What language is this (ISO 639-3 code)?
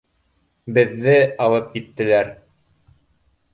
bak